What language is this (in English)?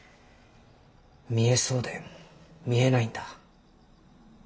Japanese